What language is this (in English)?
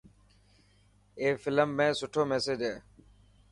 Dhatki